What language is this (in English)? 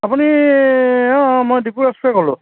Assamese